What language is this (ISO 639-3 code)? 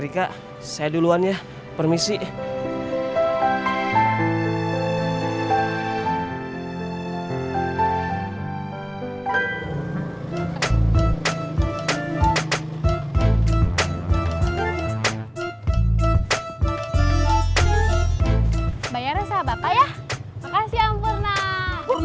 ind